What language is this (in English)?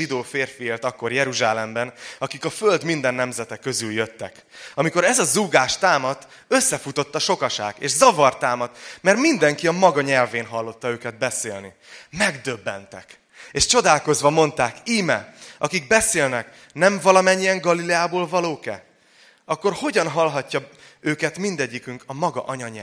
Hungarian